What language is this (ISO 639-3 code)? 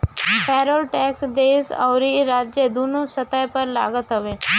bho